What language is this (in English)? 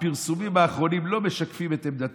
Hebrew